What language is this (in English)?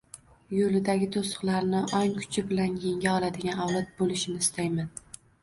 Uzbek